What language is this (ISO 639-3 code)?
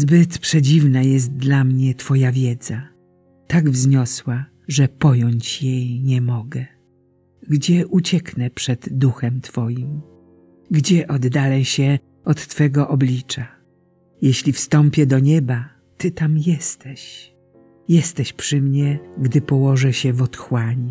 pol